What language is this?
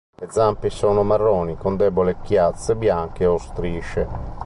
Italian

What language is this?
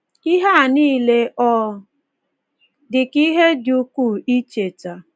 Igbo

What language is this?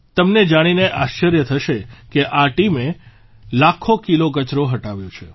Gujarati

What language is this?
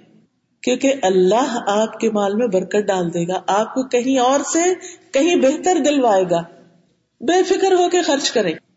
Urdu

